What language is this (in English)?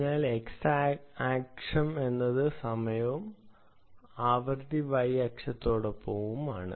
Malayalam